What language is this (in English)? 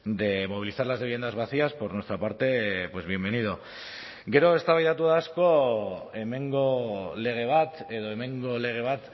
Basque